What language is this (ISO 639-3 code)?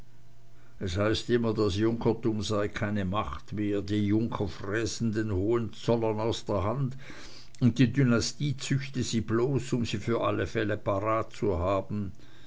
deu